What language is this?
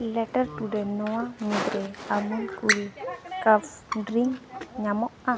Santali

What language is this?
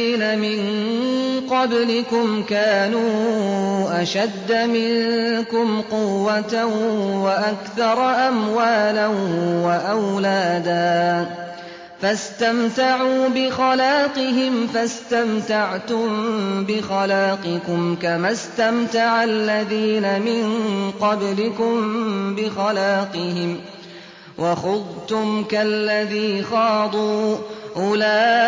Arabic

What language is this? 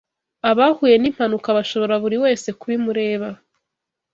Kinyarwanda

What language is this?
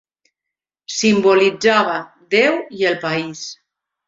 Catalan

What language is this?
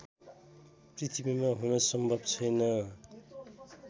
Nepali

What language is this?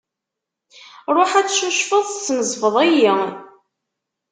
Kabyle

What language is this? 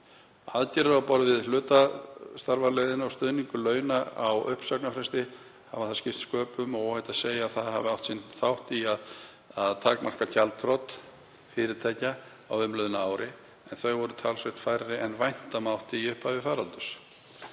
Icelandic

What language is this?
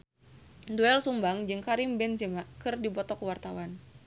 Sundanese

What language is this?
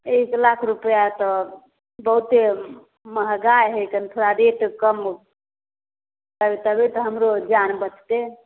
Maithili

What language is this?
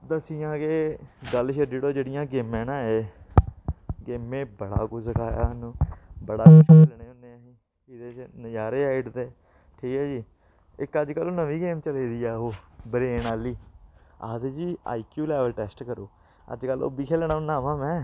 Dogri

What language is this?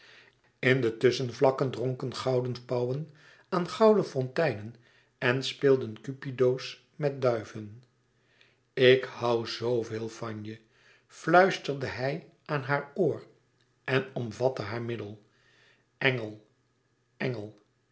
Dutch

